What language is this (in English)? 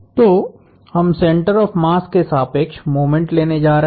Hindi